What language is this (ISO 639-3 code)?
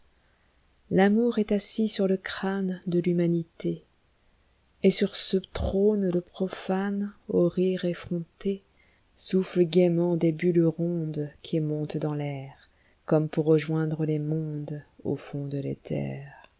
fra